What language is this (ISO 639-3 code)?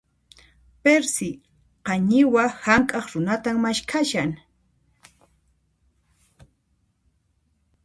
qxp